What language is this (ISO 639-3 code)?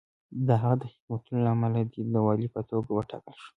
pus